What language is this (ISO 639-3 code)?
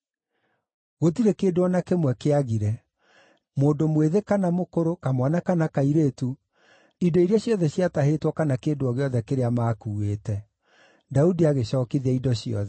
kik